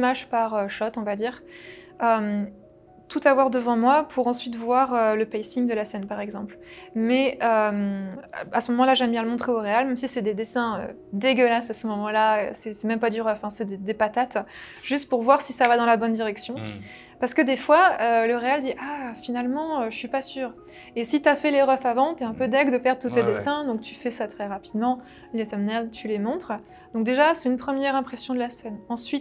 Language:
French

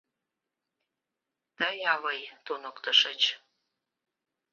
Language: Mari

